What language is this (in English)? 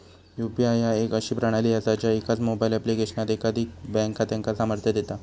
Marathi